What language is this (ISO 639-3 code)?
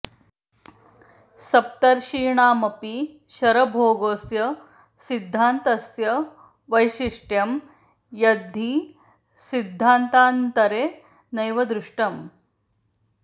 san